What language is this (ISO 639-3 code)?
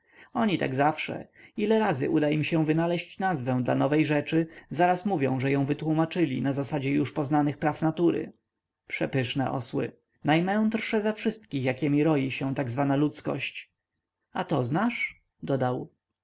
pol